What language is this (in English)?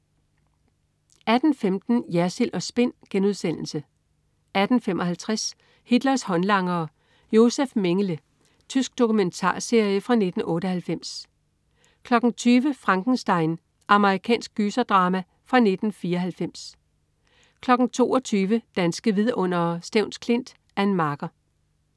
Danish